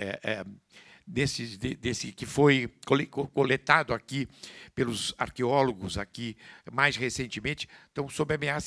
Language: Portuguese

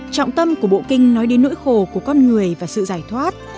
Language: Vietnamese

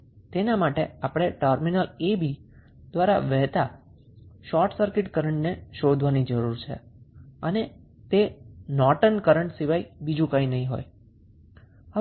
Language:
Gujarati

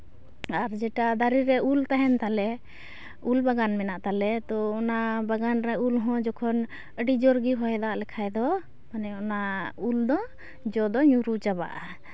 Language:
Santali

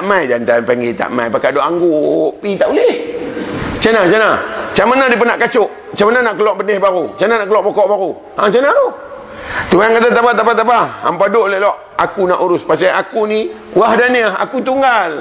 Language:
Malay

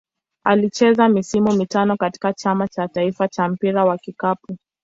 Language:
Swahili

